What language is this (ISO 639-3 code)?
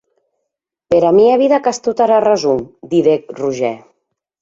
oci